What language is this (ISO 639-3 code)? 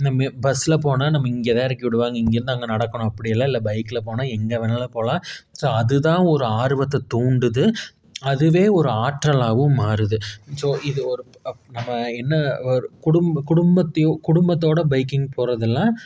tam